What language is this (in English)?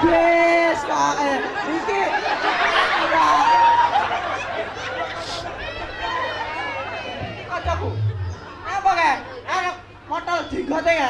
Indonesian